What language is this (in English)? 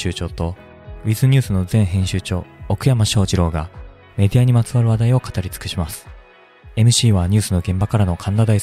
Japanese